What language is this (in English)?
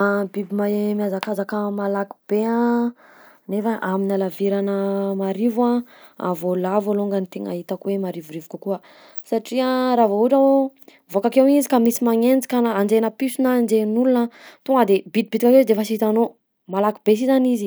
Southern Betsimisaraka Malagasy